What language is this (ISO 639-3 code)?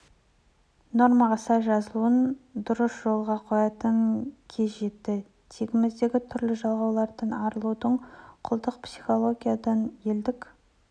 kaz